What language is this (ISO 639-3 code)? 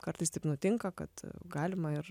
lit